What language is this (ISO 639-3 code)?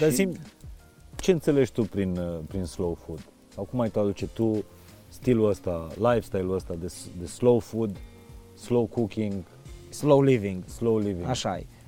ron